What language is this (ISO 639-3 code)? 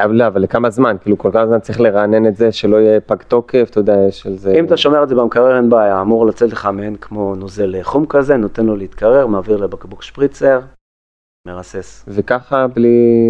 heb